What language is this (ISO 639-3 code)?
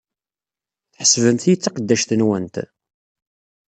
kab